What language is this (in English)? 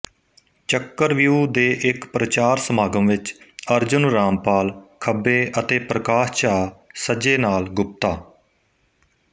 Punjabi